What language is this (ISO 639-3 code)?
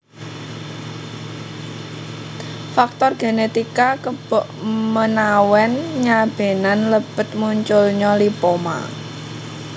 jav